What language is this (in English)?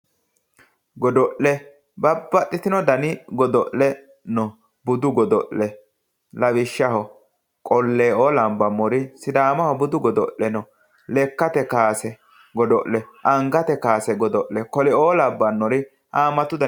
Sidamo